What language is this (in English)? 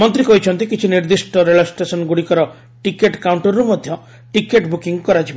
Odia